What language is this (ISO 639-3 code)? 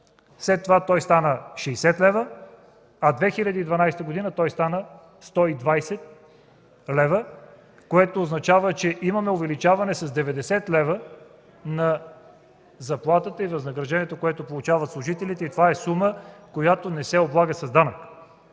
bul